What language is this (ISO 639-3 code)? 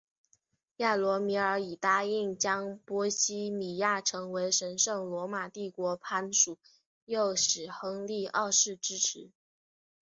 zho